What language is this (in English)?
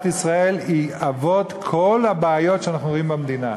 Hebrew